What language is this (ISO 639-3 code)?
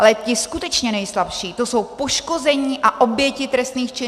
ces